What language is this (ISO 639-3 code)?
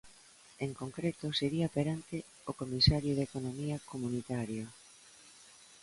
glg